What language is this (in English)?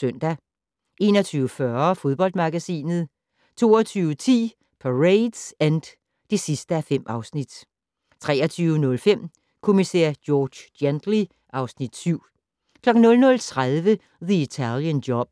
Danish